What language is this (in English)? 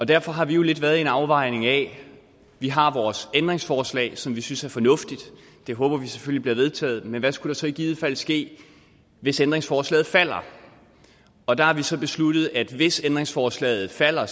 Danish